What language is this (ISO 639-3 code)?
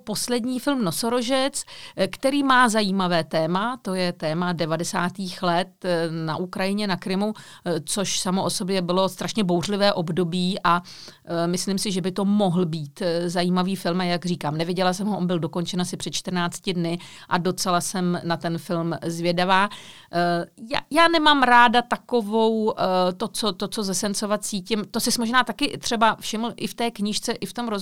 ces